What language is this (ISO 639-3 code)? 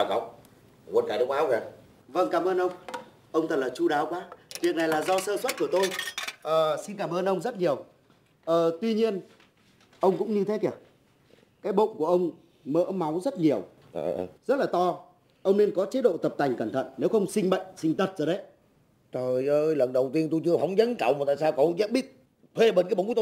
vie